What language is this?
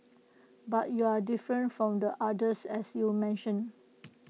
English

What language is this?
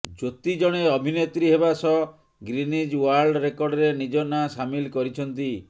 Odia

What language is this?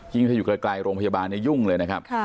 Thai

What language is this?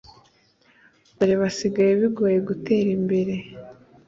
Kinyarwanda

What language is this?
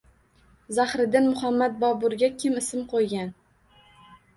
Uzbek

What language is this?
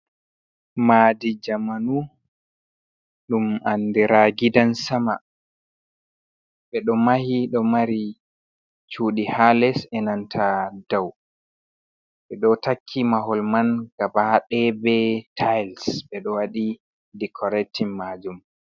Fula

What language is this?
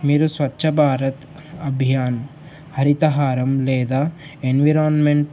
Telugu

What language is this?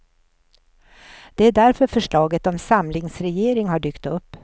Swedish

